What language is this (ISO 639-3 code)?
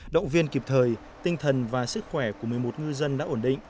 vie